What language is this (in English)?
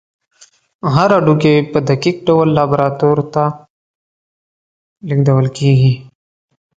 Pashto